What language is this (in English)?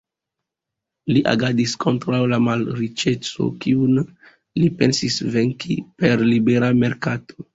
Esperanto